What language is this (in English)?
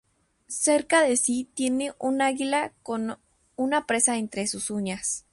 Spanish